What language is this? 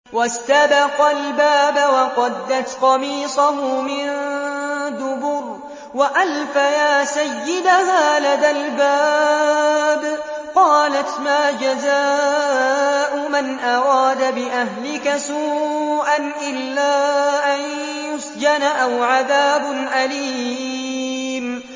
Arabic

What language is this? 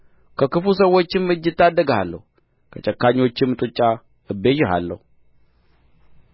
Amharic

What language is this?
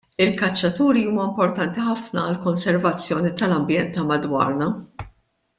Maltese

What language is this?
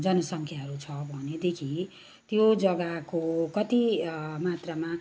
Nepali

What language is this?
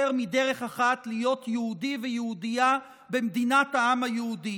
Hebrew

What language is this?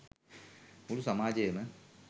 Sinhala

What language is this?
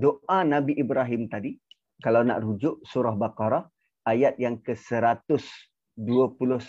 Malay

